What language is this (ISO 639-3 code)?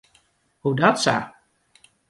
fry